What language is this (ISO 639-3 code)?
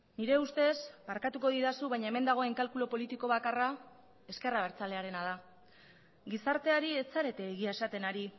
eus